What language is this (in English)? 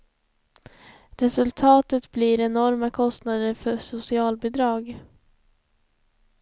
Swedish